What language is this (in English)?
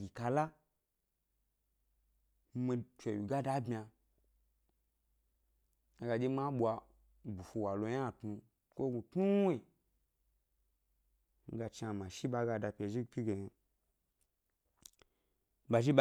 Gbari